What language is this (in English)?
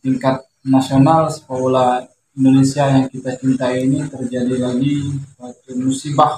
Indonesian